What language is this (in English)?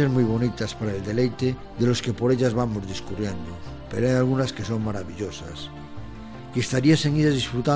Spanish